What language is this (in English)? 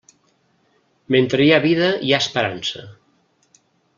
Catalan